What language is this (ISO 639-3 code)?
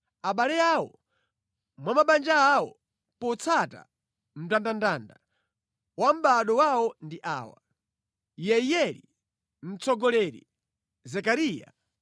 nya